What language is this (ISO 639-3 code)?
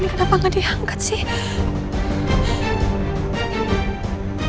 ind